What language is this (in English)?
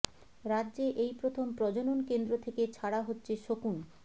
Bangla